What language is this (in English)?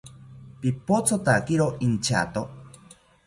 South Ucayali Ashéninka